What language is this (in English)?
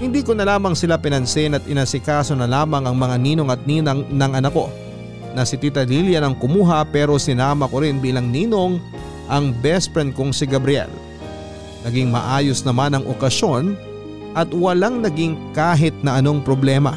Filipino